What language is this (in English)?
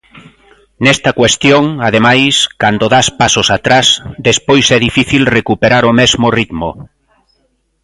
Galician